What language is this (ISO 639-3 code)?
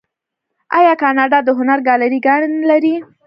pus